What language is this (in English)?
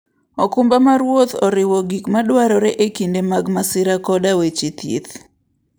Luo (Kenya and Tanzania)